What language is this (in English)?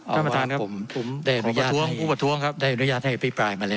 Thai